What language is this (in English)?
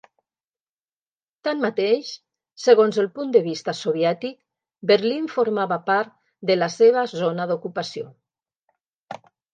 Catalan